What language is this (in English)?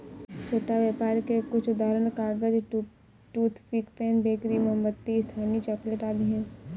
Hindi